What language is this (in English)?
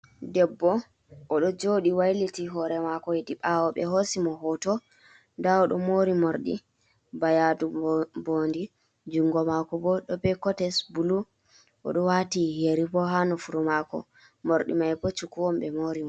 Fula